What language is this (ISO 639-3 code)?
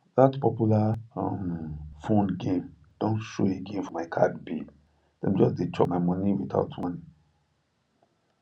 pcm